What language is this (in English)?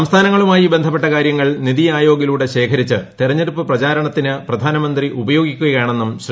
Malayalam